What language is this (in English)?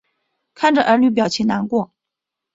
Chinese